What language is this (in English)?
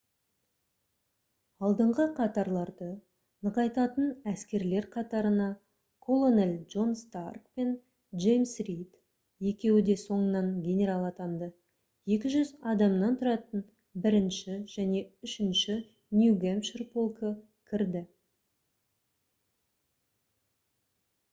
Kazakh